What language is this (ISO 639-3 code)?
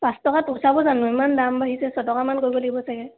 asm